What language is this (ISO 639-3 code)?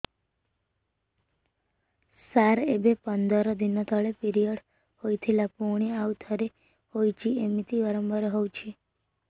ori